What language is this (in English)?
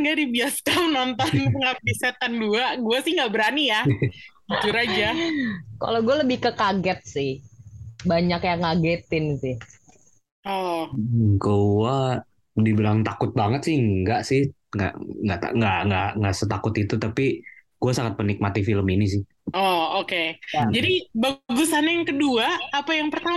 Indonesian